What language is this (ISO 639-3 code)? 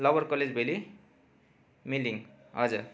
nep